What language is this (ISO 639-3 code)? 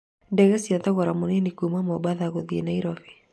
kik